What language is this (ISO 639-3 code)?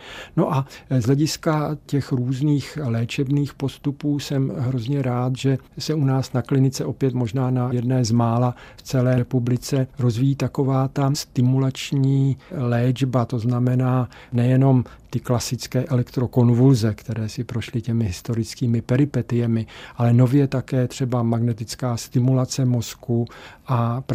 ces